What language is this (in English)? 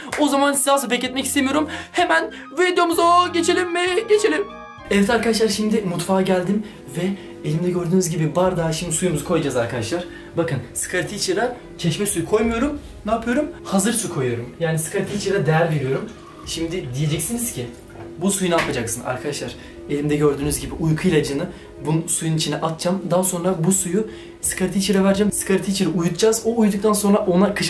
Turkish